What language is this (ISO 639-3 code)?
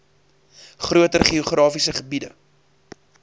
afr